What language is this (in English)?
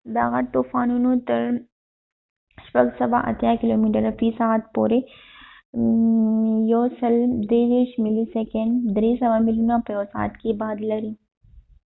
Pashto